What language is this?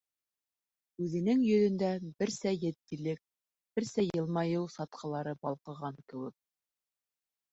Bashkir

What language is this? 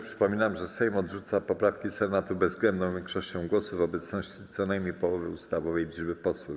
Polish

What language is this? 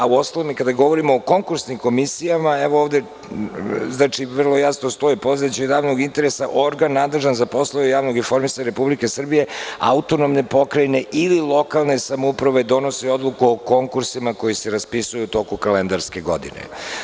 Serbian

